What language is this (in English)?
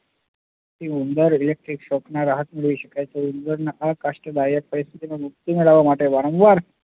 Gujarati